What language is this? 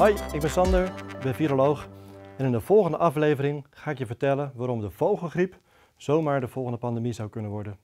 Dutch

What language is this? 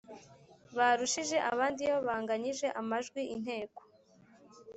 Kinyarwanda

